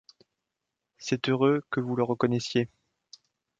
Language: French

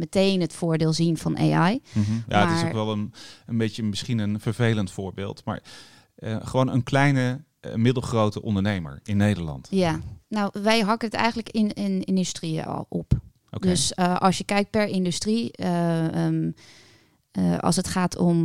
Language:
Dutch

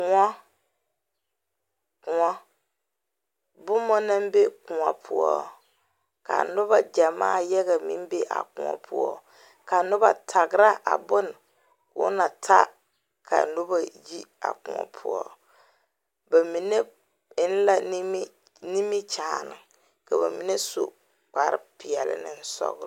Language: Southern Dagaare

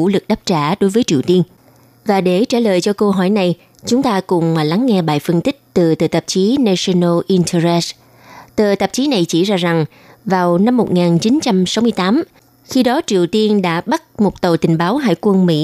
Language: Vietnamese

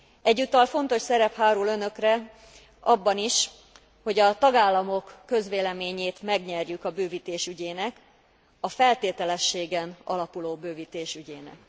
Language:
Hungarian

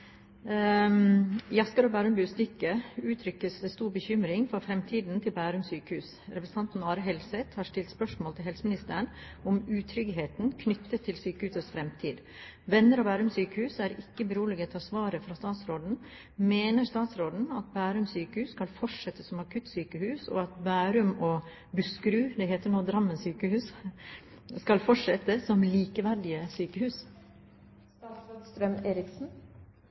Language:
Norwegian Bokmål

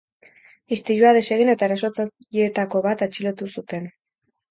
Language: Basque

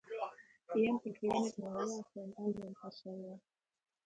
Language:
Latvian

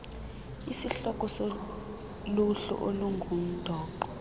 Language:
Xhosa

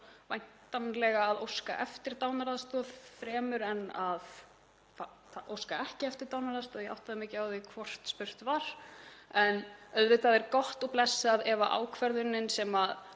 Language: Icelandic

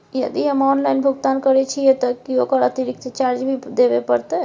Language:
Maithili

